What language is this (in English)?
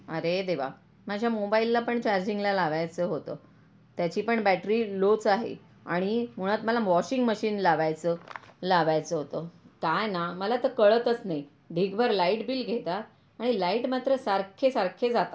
Marathi